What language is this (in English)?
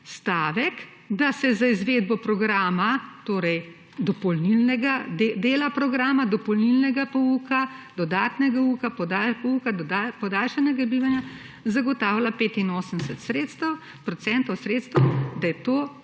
Slovenian